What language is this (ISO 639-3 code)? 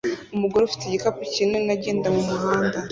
kin